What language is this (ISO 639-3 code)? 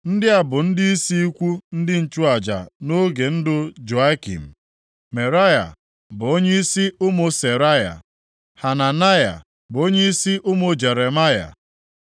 ibo